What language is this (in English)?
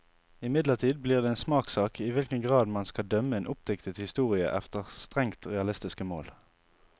Norwegian